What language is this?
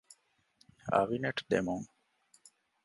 Divehi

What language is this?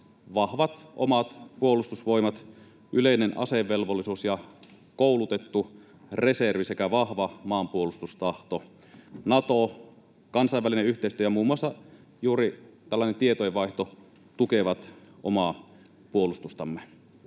Finnish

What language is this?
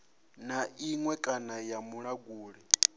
Venda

